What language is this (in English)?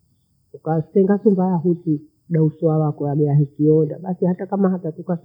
Bondei